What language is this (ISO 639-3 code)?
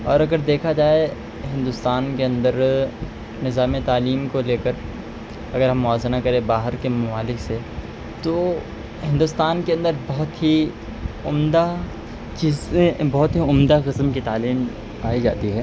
urd